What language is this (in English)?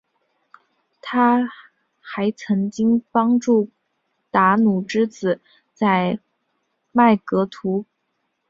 Chinese